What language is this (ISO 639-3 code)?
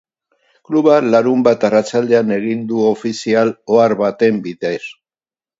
eus